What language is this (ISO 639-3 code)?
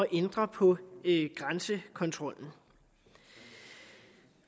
dan